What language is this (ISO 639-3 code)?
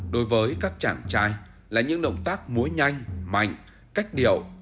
vie